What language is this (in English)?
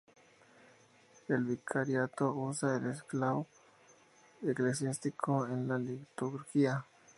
Spanish